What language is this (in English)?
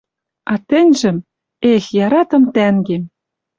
Western Mari